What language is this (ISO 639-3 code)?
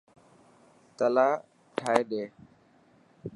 mki